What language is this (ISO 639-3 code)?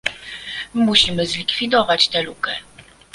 pol